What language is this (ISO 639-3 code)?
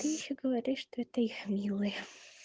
rus